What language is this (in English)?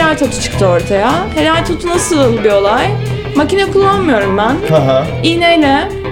Turkish